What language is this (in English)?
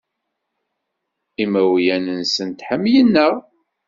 Kabyle